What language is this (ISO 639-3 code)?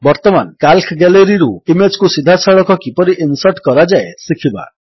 ori